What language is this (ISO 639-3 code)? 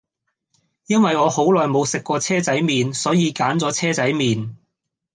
yue